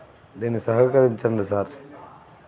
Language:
Telugu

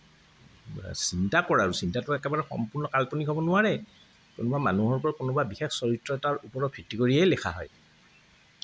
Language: Assamese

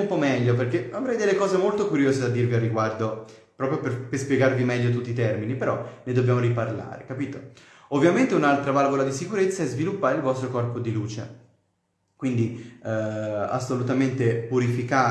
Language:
Italian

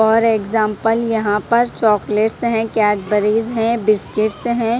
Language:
Hindi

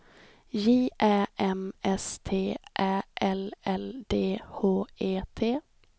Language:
Swedish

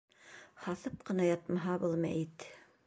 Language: Bashkir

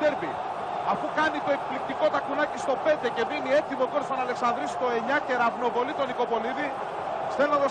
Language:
Greek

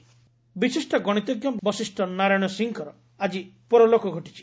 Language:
Odia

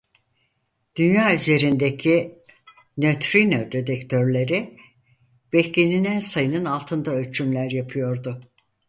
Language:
Turkish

